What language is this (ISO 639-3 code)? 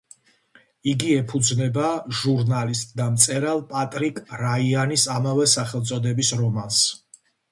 kat